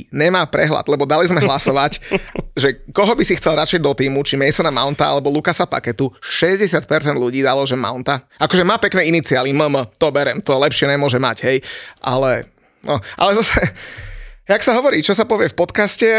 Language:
Slovak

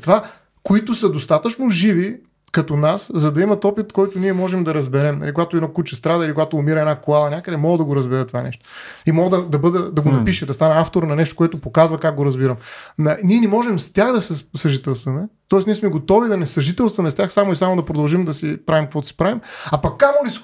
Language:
Bulgarian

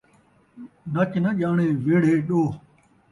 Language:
Saraiki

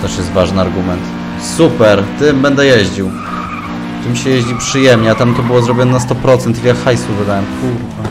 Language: Polish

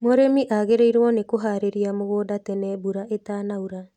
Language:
Kikuyu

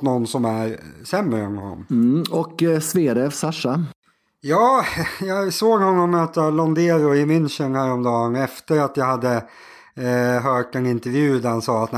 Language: Swedish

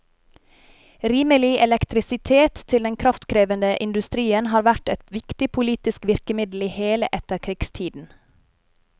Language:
Norwegian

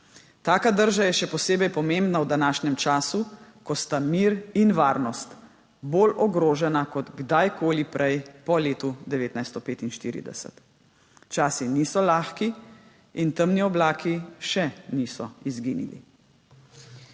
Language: Slovenian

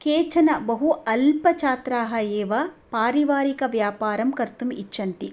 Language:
Sanskrit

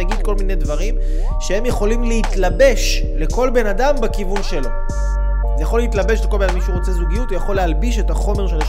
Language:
Hebrew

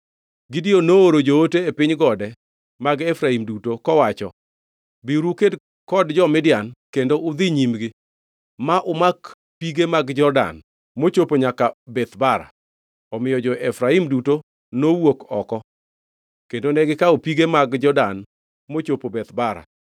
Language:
Luo (Kenya and Tanzania)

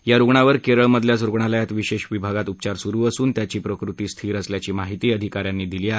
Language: Marathi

